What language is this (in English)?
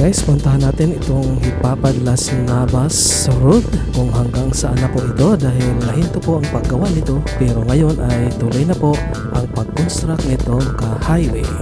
Filipino